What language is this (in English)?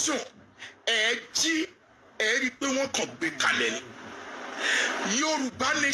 English